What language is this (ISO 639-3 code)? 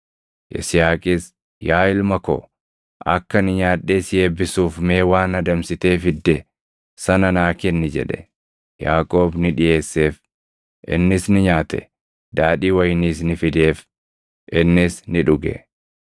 orm